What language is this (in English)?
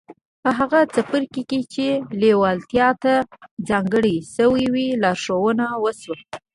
Pashto